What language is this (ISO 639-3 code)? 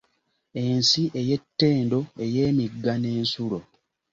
lug